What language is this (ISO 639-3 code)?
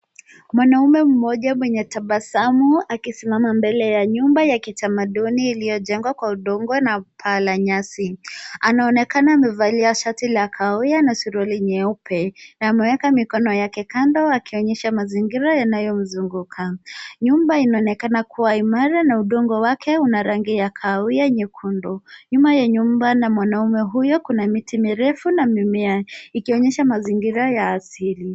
swa